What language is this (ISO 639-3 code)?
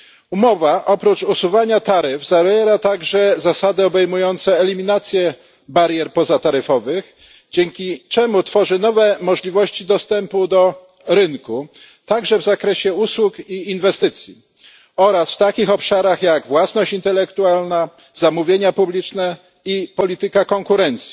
pol